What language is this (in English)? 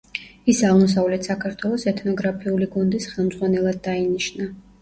Georgian